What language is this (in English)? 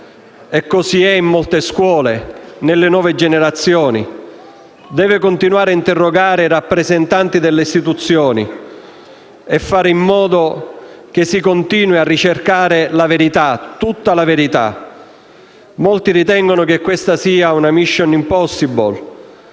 Italian